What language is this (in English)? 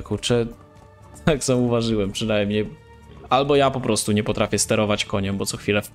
Polish